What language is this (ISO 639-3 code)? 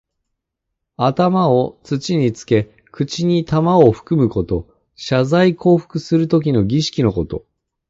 jpn